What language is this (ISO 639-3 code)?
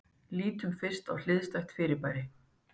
isl